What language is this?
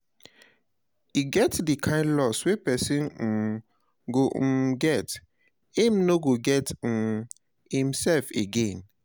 Nigerian Pidgin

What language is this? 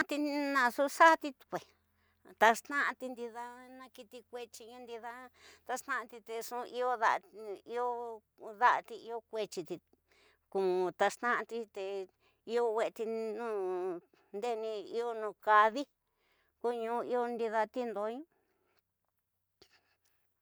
Tidaá Mixtec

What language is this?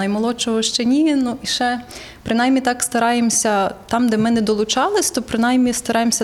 Ukrainian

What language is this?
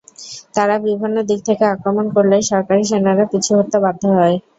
Bangla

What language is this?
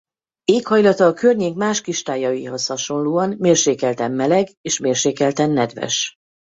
Hungarian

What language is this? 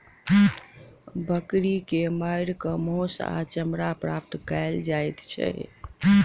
Maithili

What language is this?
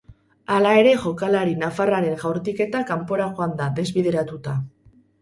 Basque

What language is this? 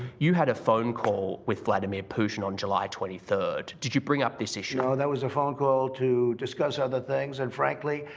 English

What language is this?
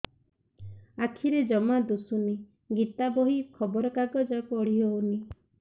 Odia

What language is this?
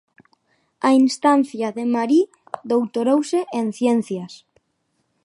Galician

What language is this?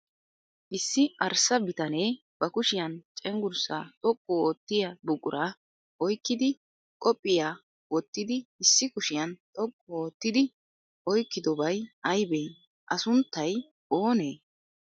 Wolaytta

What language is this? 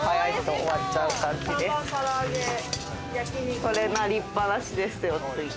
Japanese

